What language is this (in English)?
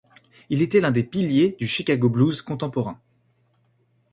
French